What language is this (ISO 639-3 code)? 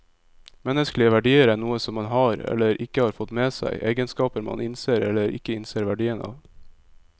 nor